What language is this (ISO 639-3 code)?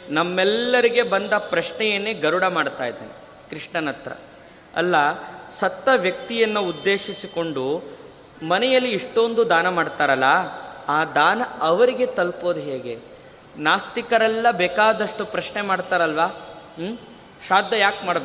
kan